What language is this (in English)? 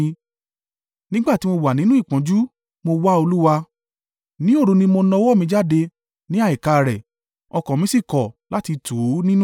Yoruba